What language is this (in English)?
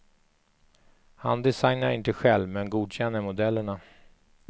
Swedish